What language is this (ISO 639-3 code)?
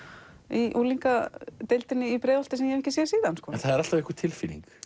isl